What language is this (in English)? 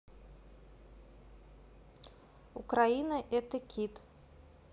Russian